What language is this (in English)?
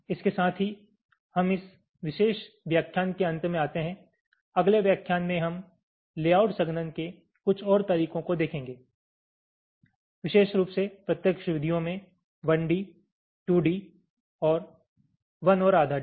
Hindi